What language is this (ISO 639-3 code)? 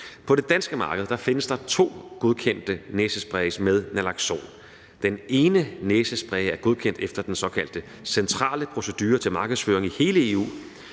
dan